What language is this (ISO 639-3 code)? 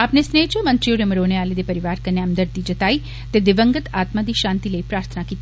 doi